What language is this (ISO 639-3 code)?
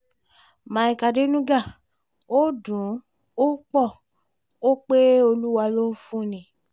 yor